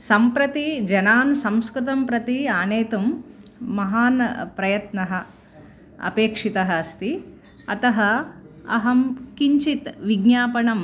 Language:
Sanskrit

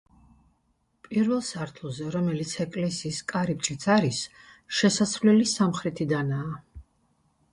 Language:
Georgian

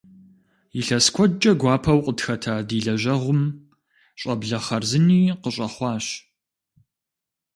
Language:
Kabardian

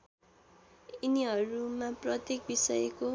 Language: Nepali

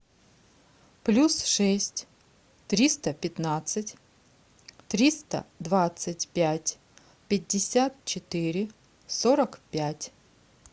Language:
Russian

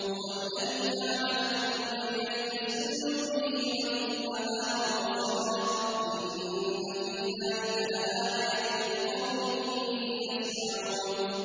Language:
Arabic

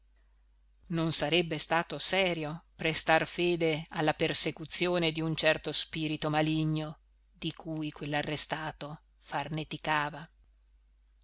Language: Italian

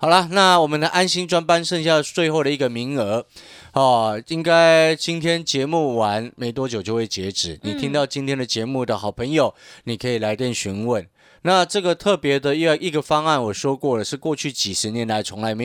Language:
Chinese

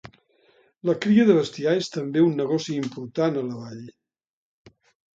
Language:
Catalan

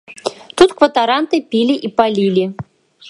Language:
Belarusian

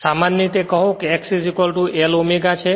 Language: Gujarati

